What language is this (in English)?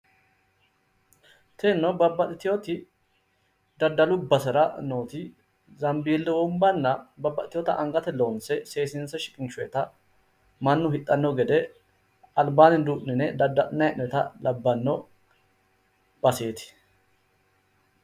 Sidamo